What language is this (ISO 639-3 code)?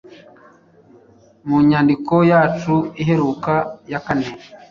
kin